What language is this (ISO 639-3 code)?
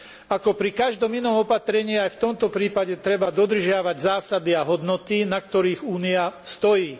slk